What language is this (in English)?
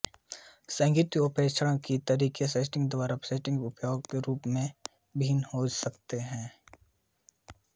Hindi